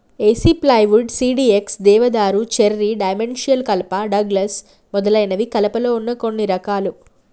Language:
Telugu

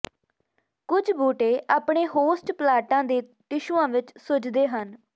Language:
Punjabi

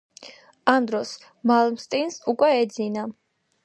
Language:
Georgian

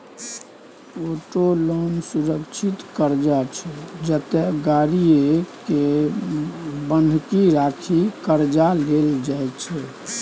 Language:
Maithili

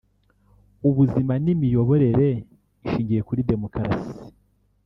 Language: Kinyarwanda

